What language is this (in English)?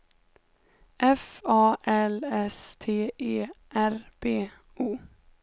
Swedish